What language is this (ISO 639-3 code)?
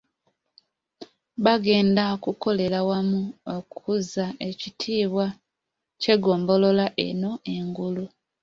lug